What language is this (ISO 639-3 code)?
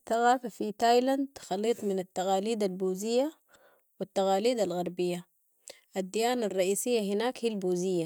apd